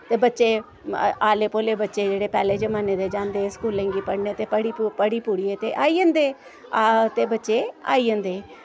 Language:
Dogri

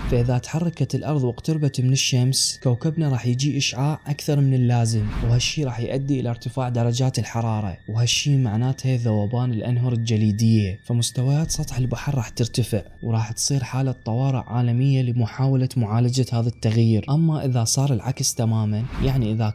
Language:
Arabic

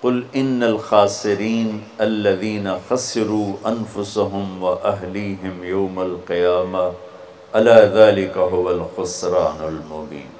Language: Urdu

